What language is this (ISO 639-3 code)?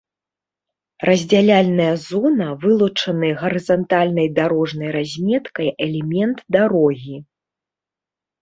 bel